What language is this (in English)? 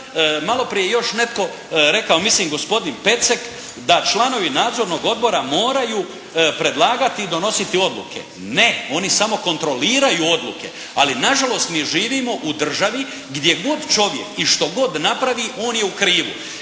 Croatian